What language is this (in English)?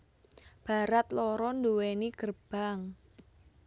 Javanese